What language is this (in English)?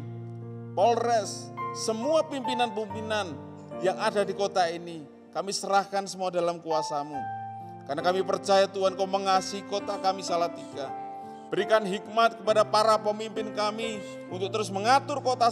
Indonesian